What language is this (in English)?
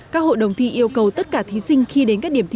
Vietnamese